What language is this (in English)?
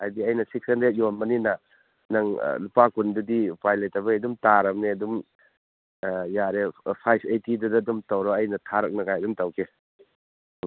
Manipuri